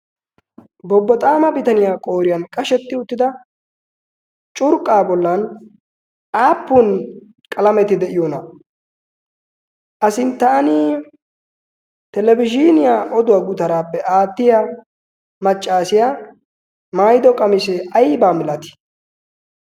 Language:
Wolaytta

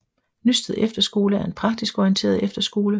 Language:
Danish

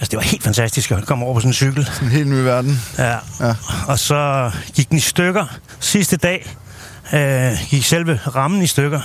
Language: Danish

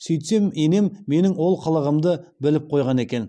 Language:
Kazakh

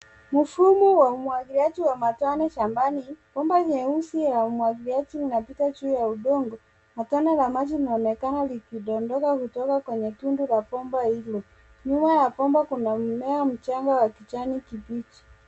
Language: Swahili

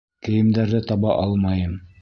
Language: Bashkir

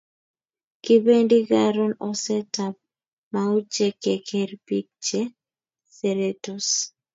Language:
Kalenjin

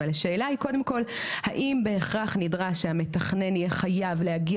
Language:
Hebrew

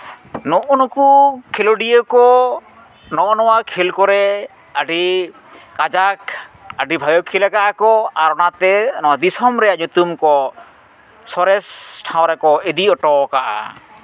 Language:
Santali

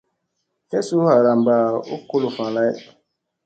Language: Musey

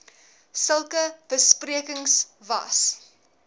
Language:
Afrikaans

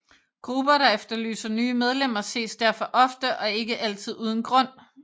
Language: Danish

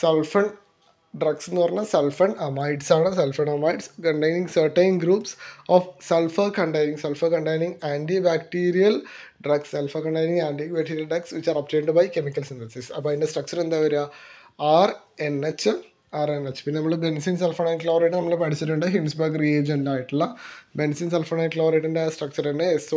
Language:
Malayalam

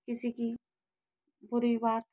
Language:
Hindi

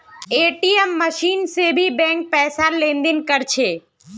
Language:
Magahi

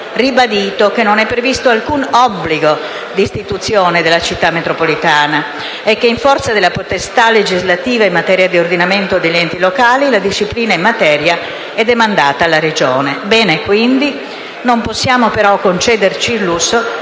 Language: Italian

